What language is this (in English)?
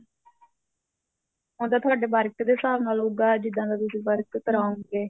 Punjabi